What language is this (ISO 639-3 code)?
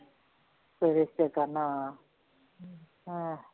pan